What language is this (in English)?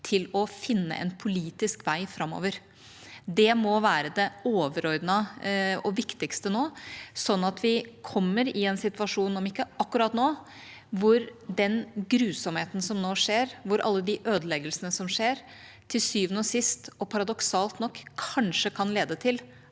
Norwegian